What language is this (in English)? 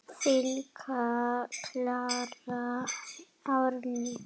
Icelandic